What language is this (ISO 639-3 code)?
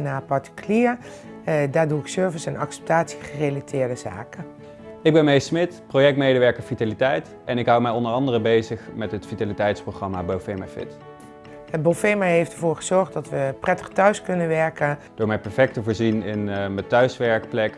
nld